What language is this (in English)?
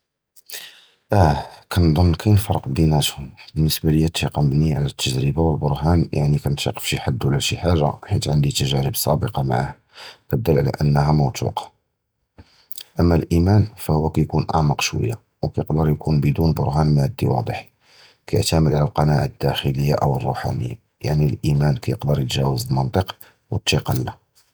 Judeo-Arabic